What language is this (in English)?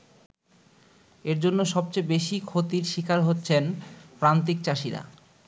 Bangla